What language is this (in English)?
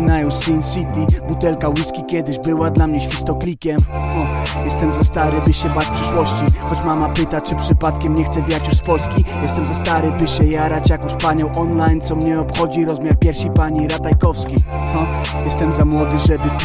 Polish